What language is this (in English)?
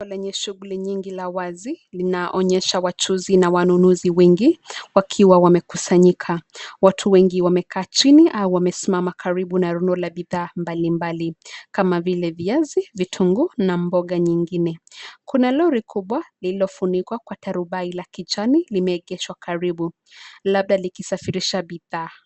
Swahili